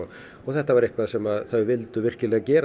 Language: Icelandic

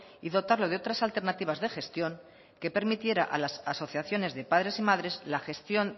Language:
Spanish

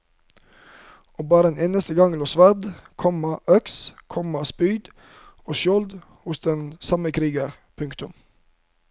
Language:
Norwegian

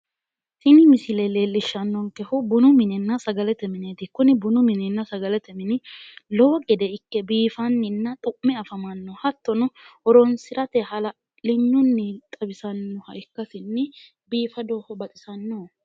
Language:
Sidamo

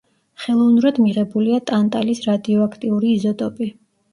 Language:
Georgian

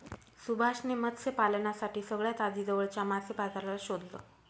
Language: Marathi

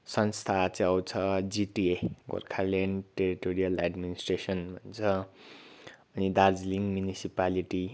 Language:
Nepali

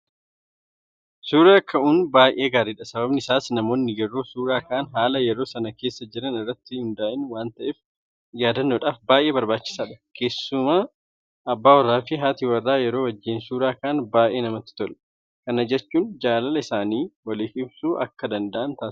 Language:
Oromo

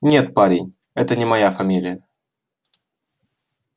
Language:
Russian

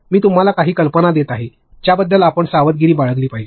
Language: Marathi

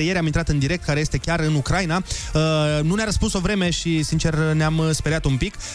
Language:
Romanian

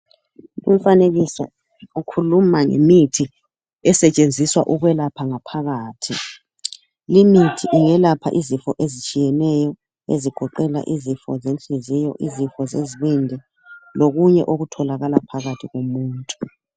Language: North Ndebele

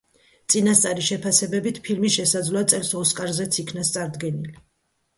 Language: Georgian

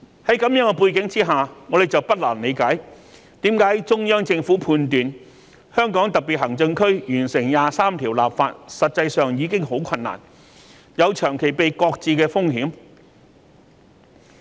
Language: Cantonese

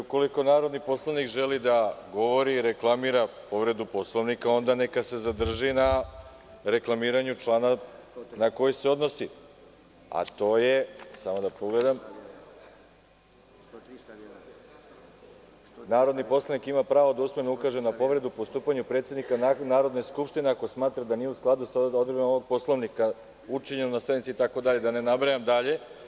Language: Serbian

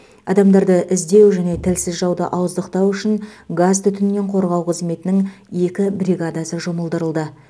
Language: Kazakh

